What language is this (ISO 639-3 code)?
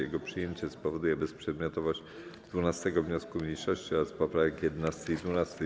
pol